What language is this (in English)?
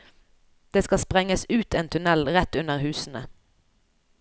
Norwegian